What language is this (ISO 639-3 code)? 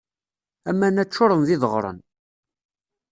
kab